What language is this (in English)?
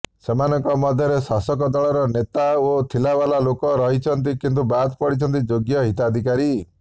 Odia